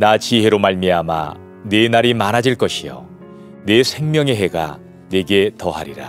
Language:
Korean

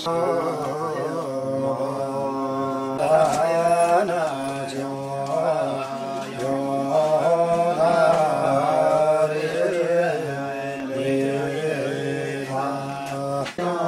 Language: Turkish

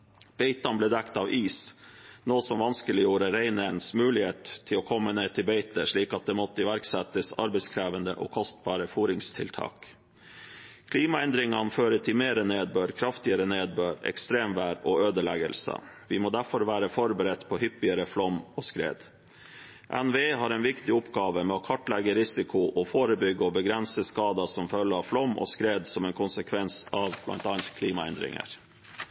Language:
Norwegian Bokmål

